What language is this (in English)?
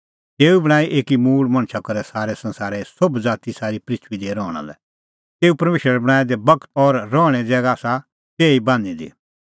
Kullu Pahari